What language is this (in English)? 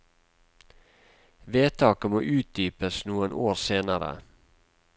Norwegian